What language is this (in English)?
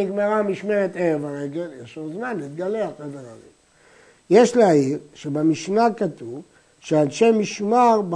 Hebrew